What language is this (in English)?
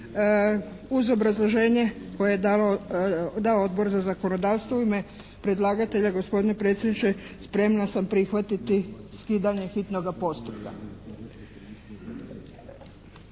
Croatian